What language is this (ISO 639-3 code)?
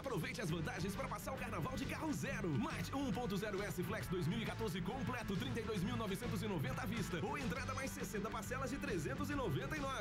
por